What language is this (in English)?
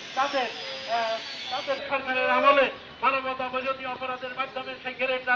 English